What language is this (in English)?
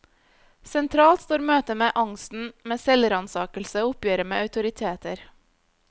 Norwegian